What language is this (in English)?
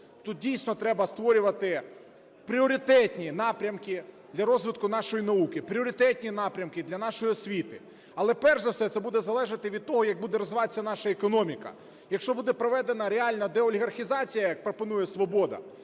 Ukrainian